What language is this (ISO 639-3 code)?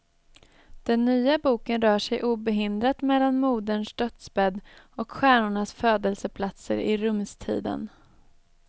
swe